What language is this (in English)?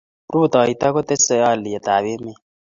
Kalenjin